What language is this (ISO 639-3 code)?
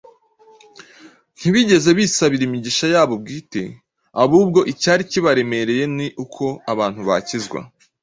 kin